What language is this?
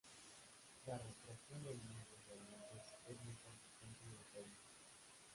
Spanish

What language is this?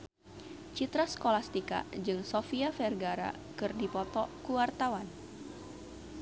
Sundanese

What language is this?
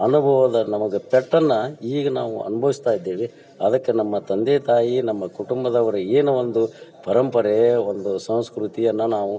Kannada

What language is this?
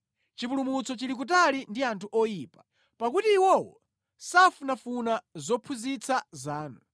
Nyanja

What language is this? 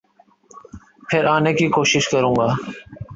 Urdu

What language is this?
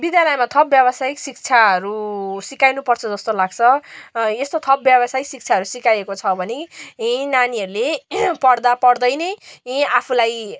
Nepali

